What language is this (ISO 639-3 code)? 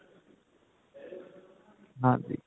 pan